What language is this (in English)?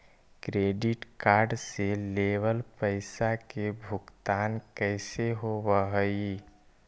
Magahi